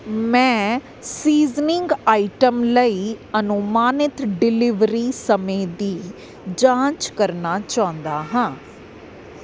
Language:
Punjabi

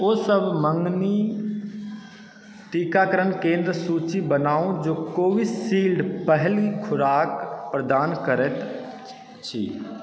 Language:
Maithili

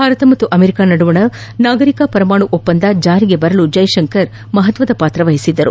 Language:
Kannada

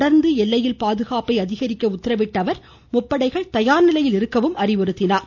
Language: Tamil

